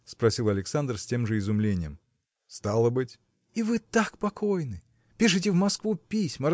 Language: Russian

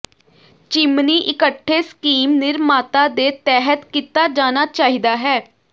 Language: Punjabi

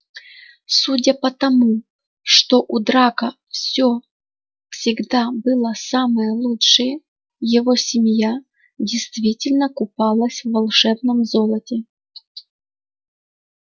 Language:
Russian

